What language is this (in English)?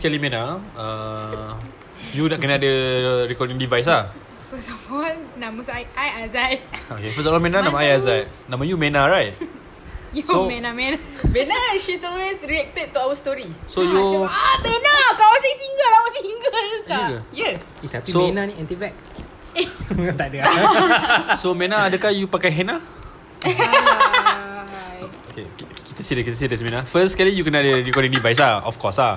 Malay